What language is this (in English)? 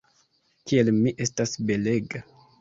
Esperanto